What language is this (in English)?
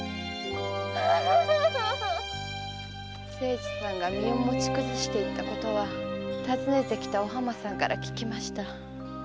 Japanese